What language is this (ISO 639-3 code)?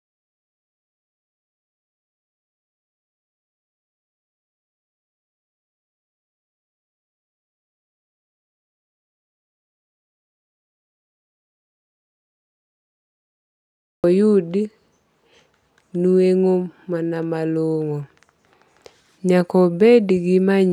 luo